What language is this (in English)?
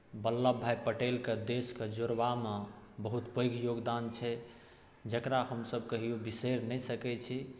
Maithili